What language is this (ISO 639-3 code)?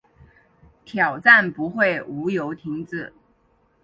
zho